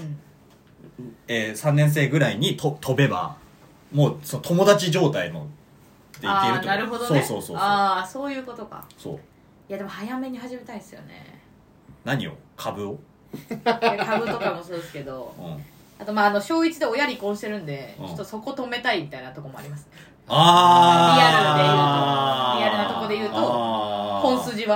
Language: Japanese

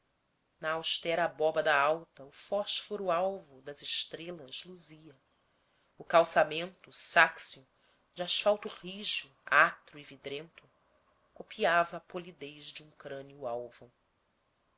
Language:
Portuguese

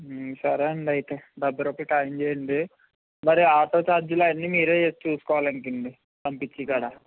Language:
Telugu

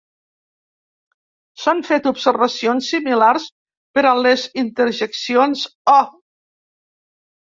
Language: Catalan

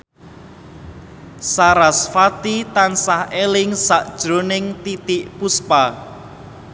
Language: Javanese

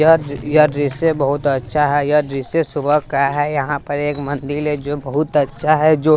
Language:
Hindi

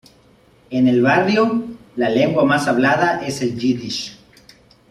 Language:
Spanish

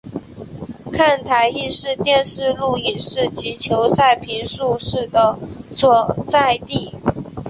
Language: Chinese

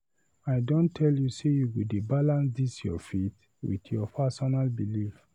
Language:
Nigerian Pidgin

